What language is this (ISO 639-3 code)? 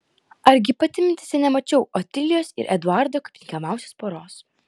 lit